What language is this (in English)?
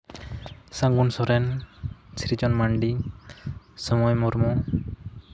Santali